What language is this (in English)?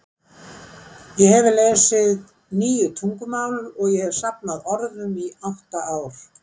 Icelandic